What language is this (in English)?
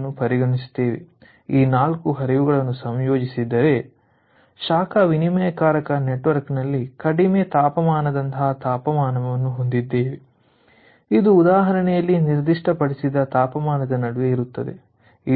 Kannada